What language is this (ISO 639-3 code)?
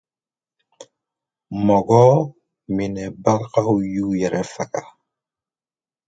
dyu